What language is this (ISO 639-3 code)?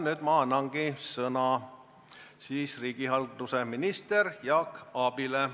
est